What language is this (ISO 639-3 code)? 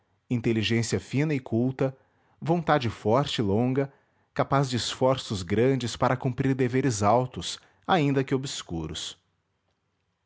por